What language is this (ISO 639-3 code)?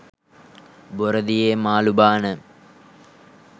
sin